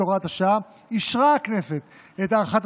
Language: Hebrew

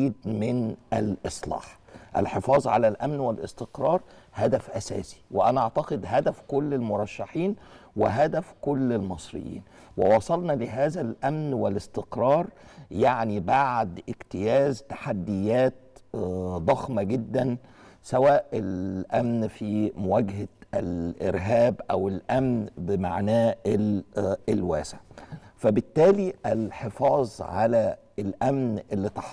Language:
Arabic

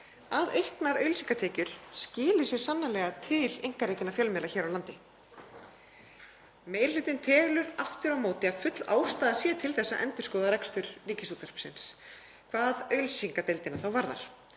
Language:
Icelandic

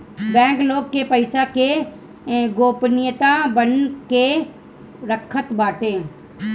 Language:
Bhojpuri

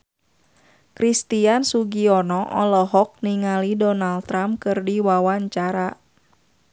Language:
Sundanese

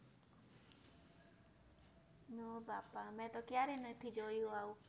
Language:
Gujarati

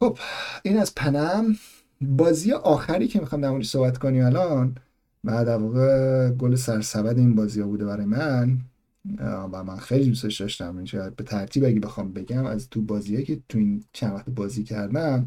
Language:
Persian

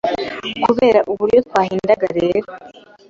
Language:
Kinyarwanda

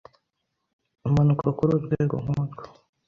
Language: Kinyarwanda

